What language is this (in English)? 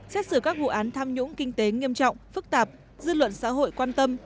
Vietnamese